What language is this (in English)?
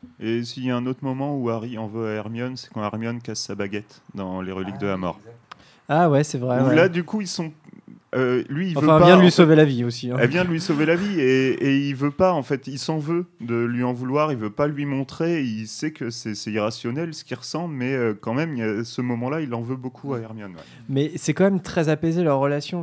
French